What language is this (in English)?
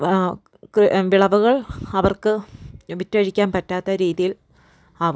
Malayalam